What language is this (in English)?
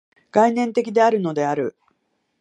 Japanese